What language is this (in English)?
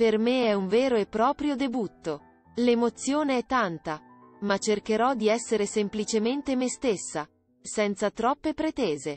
Italian